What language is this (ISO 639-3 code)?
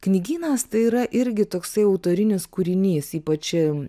lit